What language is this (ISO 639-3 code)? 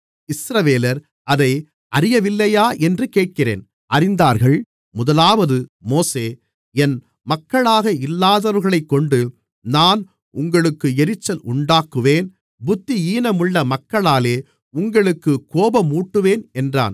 tam